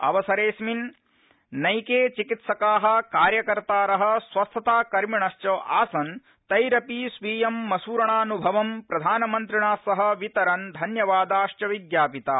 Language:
Sanskrit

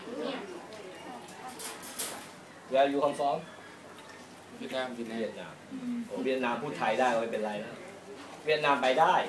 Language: Thai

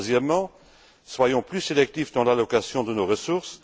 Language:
French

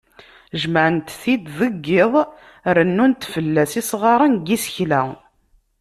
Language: Kabyle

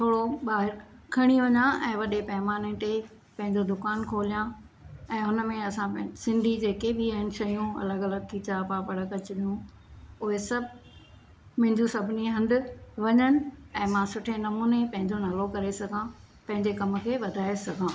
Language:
Sindhi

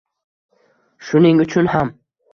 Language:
Uzbek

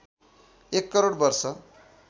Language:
Nepali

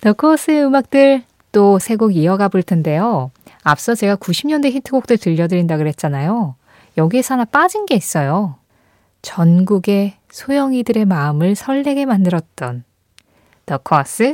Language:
Korean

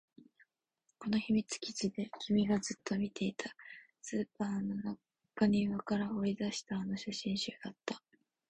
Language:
Japanese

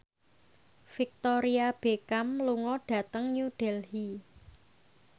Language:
Javanese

